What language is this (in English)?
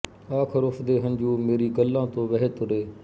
Punjabi